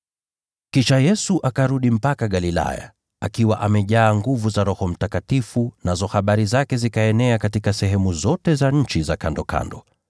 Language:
Swahili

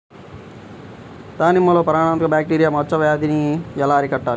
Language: Telugu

